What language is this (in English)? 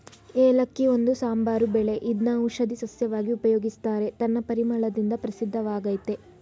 Kannada